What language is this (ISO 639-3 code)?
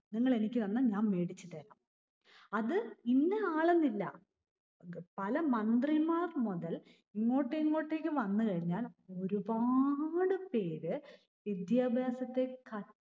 mal